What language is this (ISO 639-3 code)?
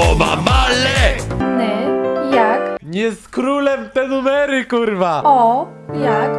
pol